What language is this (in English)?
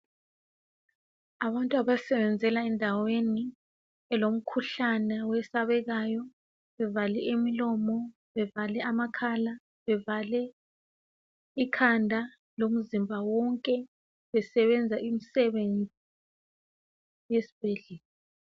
North Ndebele